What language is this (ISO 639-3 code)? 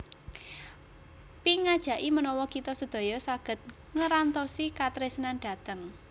jav